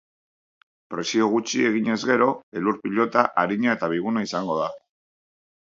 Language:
Basque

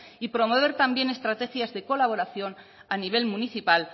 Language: Spanish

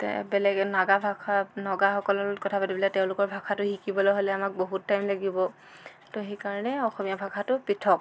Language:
Assamese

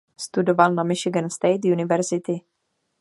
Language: Czech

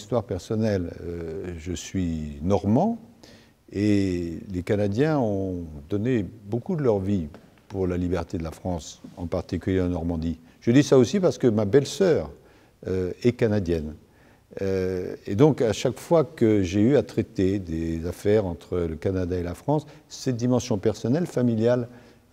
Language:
French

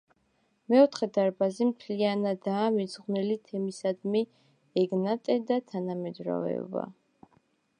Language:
Georgian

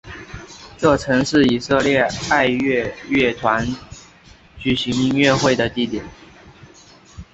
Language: Chinese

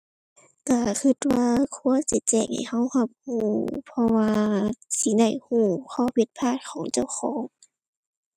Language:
Thai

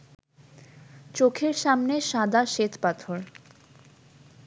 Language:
Bangla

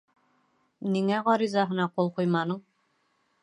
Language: Bashkir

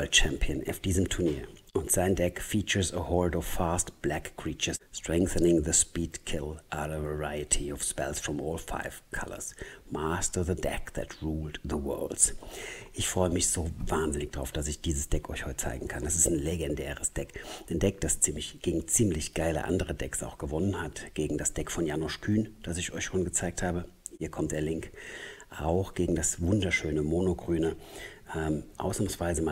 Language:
German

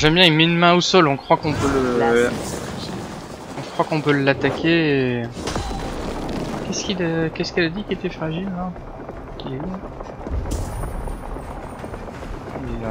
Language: French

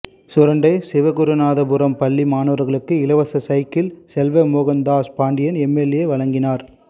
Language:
Tamil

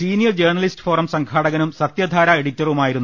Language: Malayalam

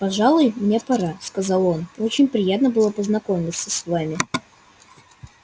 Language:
Russian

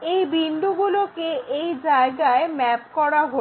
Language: Bangla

